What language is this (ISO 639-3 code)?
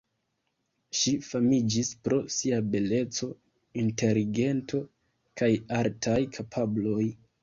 epo